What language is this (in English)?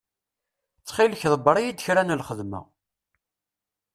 Kabyle